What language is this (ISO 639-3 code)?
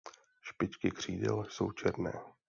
ces